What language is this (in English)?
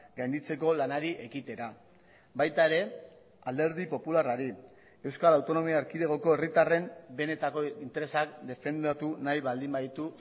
Basque